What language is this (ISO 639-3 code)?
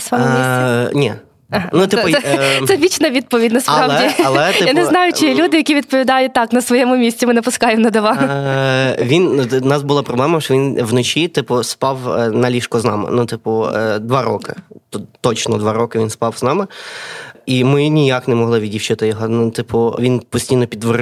ukr